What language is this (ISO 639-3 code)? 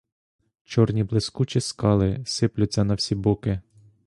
ukr